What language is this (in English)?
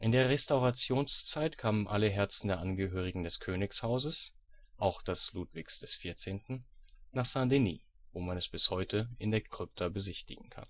German